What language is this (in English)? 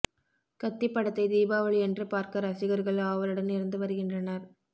Tamil